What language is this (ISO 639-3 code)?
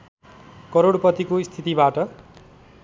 nep